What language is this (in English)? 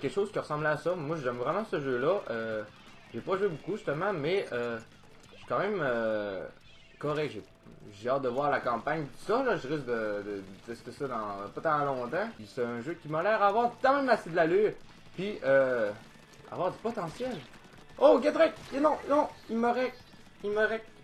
French